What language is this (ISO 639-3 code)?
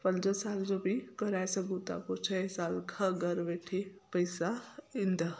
snd